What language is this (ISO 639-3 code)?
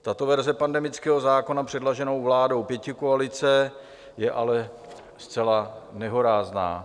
ces